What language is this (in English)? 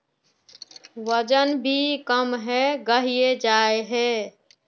Magahi